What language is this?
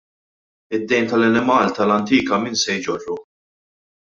Maltese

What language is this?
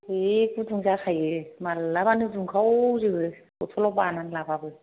Bodo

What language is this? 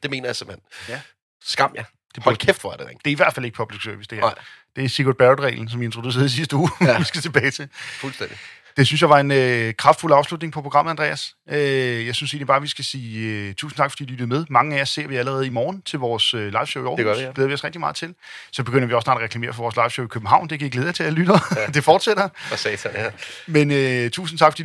Danish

